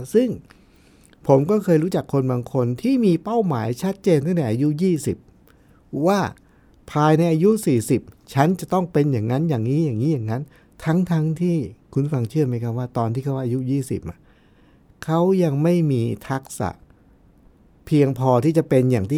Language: Thai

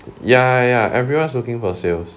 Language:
English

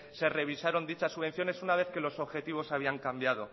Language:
Spanish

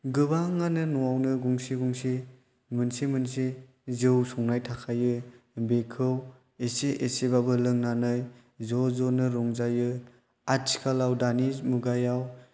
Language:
Bodo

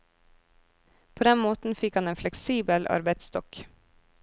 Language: Norwegian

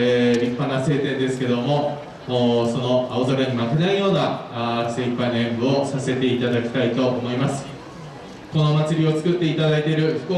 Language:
Japanese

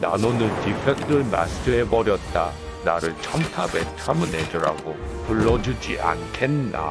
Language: Korean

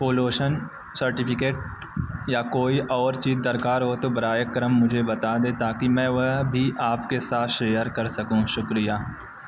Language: Urdu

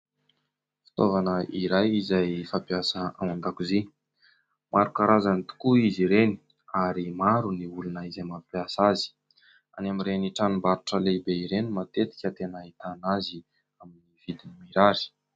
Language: Malagasy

